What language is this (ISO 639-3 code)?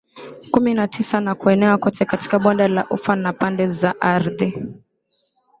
swa